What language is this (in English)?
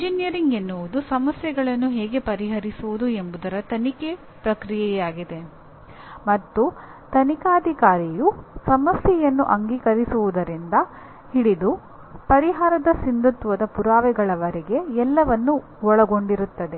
Kannada